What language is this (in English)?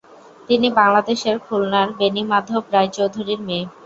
Bangla